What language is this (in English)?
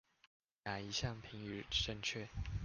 Chinese